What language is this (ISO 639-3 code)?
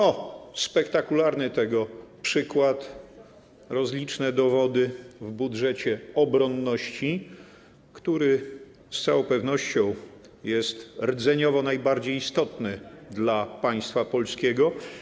pol